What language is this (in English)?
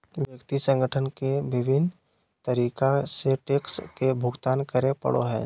Magahi